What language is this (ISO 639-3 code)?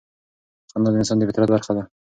pus